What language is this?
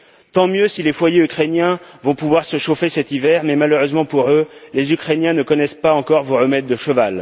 French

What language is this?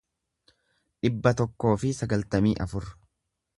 Oromo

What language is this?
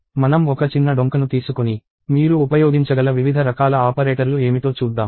Telugu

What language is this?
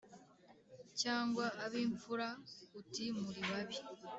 Kinyarwanda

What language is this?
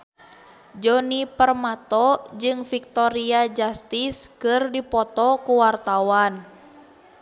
Sundanese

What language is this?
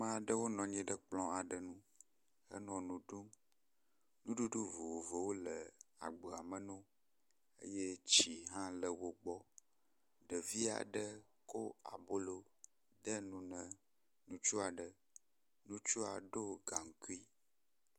Ewe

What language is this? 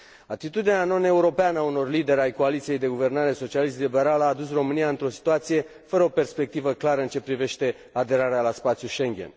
Romanian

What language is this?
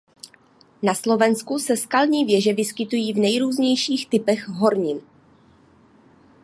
Czech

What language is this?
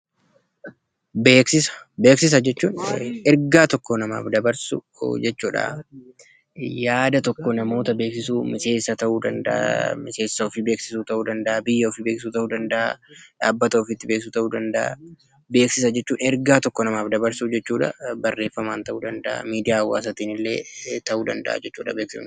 Oromo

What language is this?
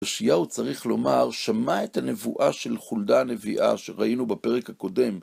Hebrew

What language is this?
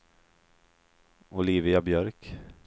Swedish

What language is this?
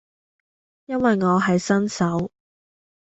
Cantonese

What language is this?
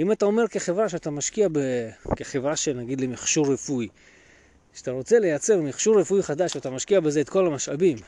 Hebrew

